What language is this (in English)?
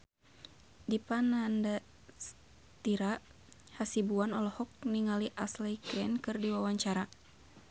Sundanese